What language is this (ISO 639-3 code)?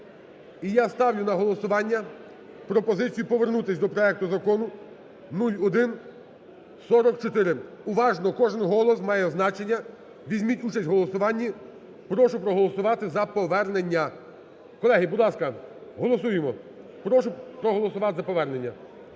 ukr